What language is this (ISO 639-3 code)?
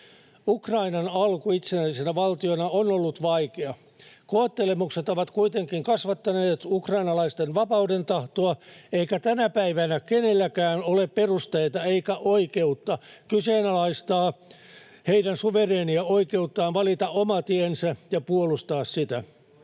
fin